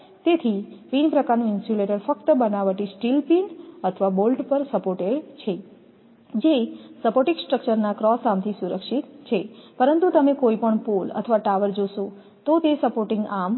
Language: Gujarati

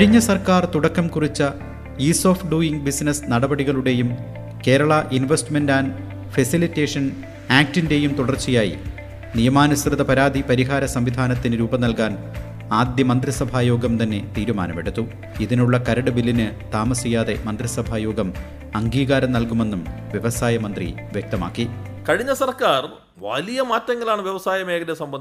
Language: Malayalam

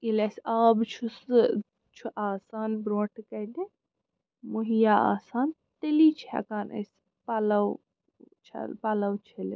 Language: Kashmiri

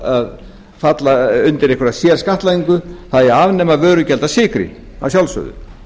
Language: Icelandic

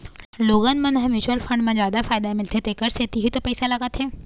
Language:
Chhattisgarhi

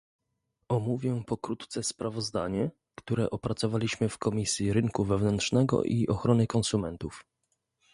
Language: Polish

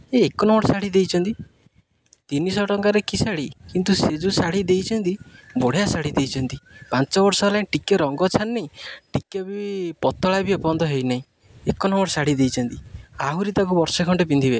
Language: Odia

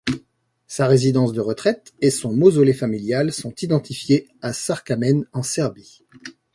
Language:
French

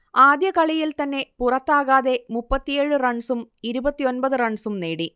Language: Malayalam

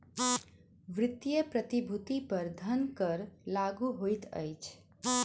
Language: Maithili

